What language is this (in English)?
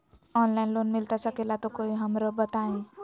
Magahi